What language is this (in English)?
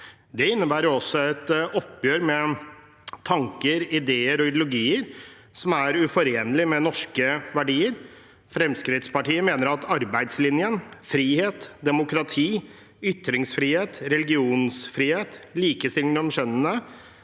Norwegian